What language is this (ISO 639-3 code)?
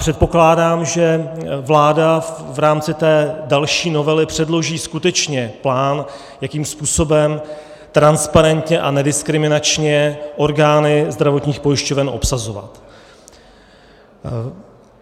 ces